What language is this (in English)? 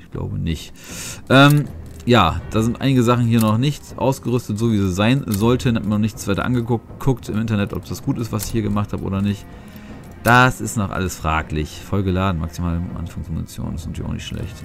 German